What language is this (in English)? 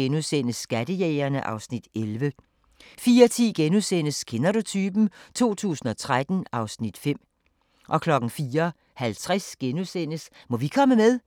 Danish